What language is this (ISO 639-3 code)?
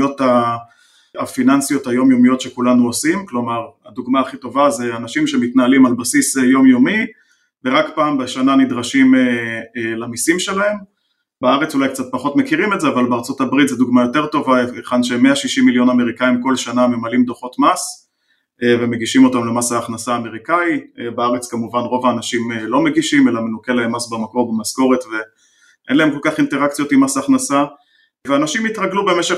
heb